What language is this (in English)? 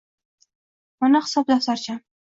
Uzbek